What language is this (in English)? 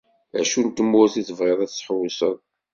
Kabyle